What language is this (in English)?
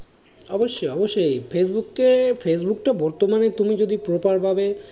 Bangla